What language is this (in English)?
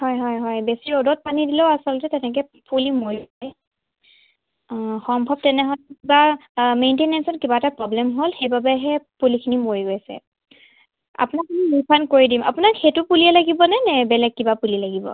Assamese